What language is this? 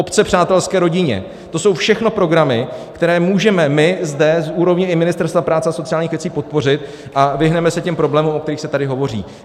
Czech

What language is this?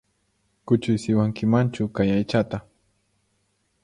Puno Quechua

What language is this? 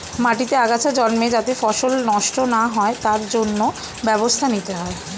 Bangla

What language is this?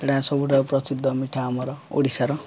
Odia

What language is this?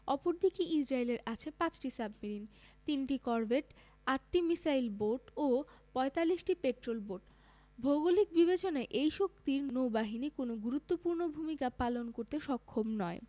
Bangla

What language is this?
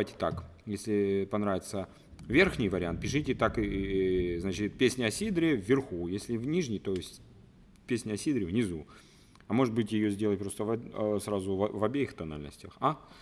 Russian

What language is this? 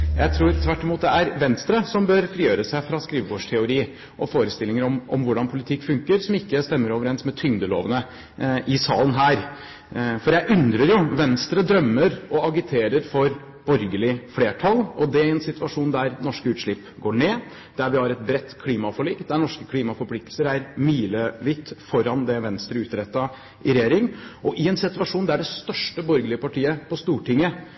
Norwegian Bokmål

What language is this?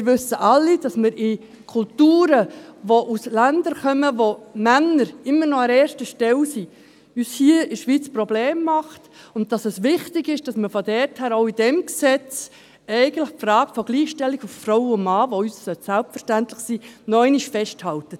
Swiss German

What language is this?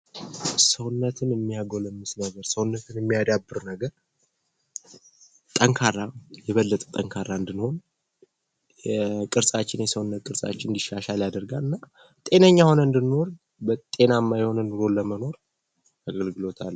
Amharic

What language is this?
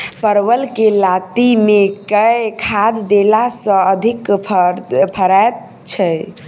Maithili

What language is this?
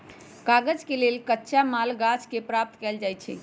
Magahi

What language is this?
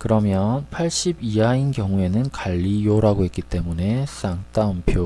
Korean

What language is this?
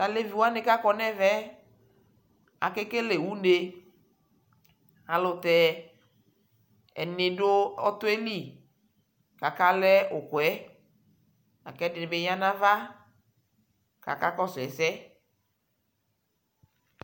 Ikposo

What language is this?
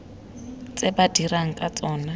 Tswana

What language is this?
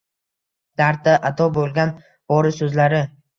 Uzbek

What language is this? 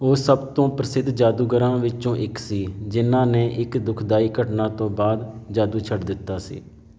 Punjabi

